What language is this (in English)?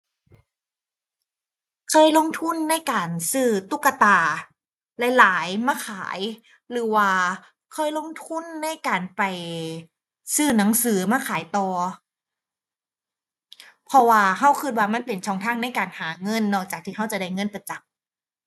Thai